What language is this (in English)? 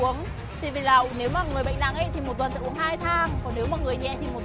Vietnamese